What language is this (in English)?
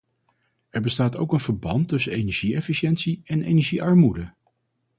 Dutch